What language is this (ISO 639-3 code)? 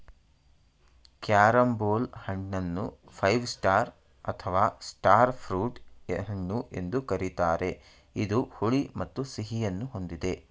kan